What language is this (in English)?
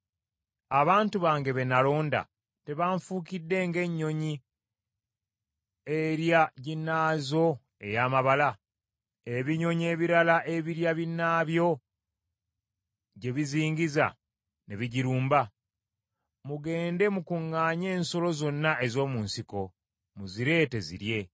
Ganda